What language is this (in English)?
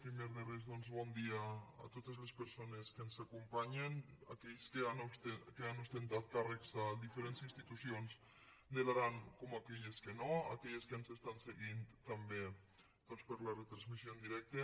Catalan